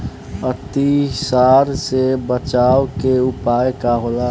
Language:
Bhojpuri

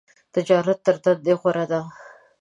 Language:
Pashto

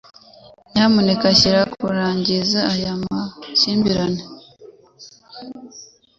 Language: Kinyarwanda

